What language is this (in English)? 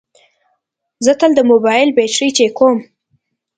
Pashto